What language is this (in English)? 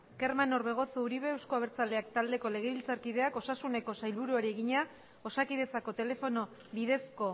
Basque